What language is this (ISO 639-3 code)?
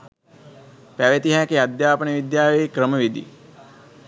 sin